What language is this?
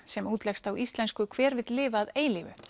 Icelandic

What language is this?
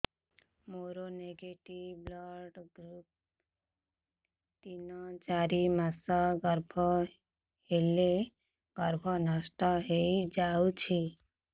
Odia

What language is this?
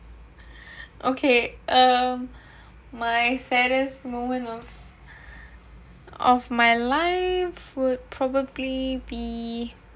English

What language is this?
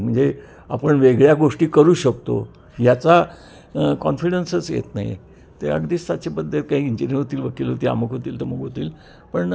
Marathi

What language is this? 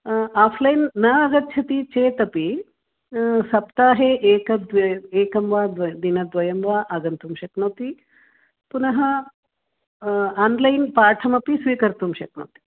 Sanskrit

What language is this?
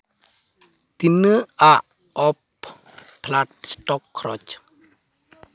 Santali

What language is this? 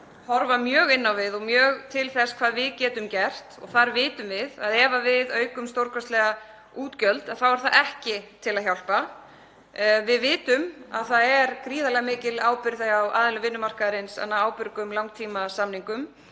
Icelandic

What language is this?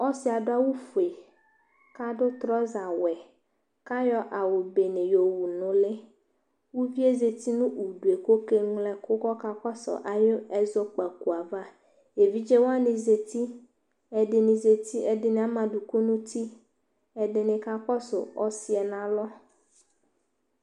Ikposo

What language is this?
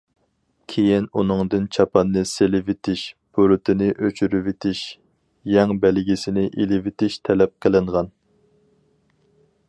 Uyghur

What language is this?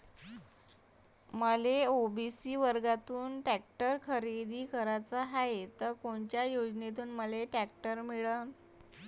Marathi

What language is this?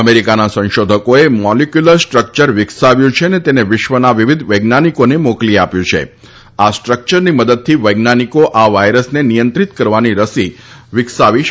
Gujarati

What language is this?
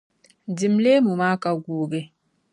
Dagbani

